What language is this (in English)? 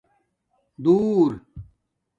Domaaki